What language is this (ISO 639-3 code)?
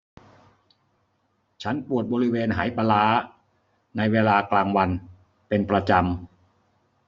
tha